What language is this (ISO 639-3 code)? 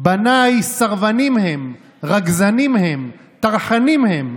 heb